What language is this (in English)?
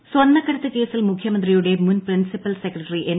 Malayalam